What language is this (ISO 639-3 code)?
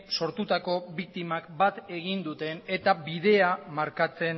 eus